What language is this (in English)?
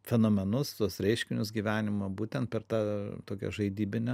Lithuanian